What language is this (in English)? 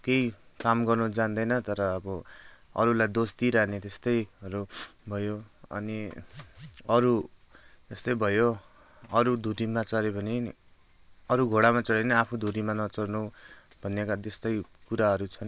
Nepali